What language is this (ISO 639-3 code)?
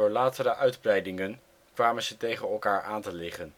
nld